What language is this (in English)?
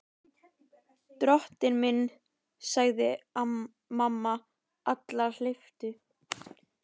Icelandic